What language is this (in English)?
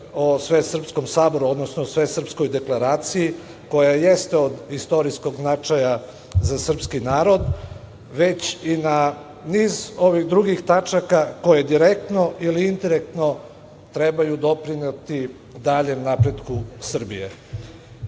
Serbian